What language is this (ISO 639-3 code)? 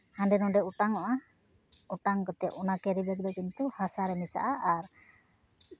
sat